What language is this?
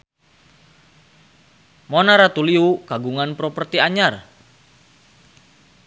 Sundanese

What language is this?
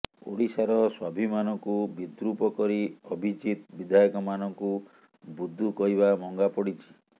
Odia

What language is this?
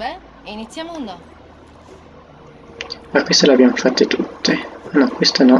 Italian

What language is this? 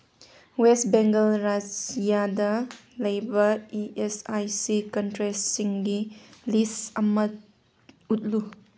Manipuri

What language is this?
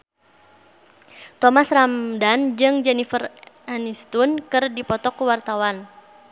Sundanese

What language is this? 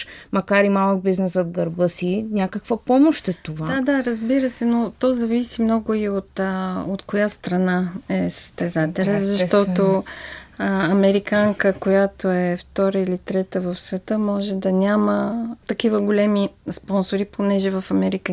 Bulgarian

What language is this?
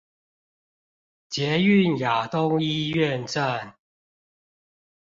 Chinese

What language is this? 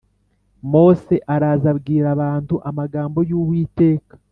Kinyarwanda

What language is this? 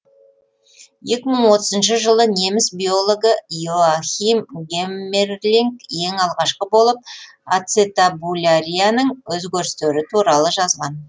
Kazakh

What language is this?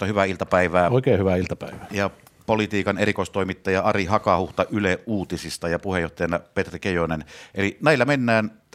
Finnish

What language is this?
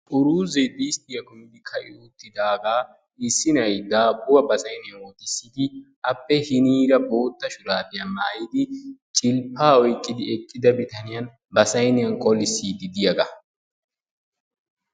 Wolaytta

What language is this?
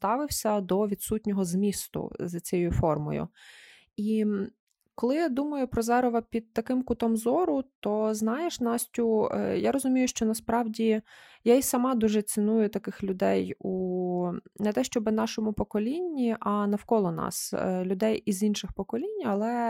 Ukrainian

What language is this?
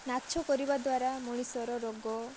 Odia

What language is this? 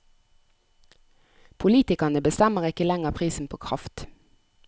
Norwegian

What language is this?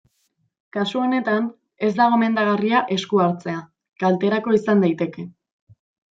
Basque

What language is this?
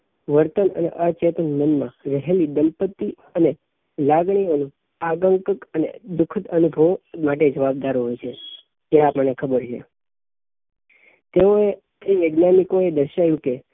Gujarati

